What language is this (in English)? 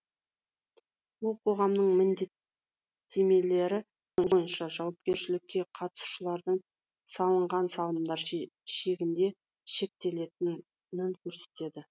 Kazakh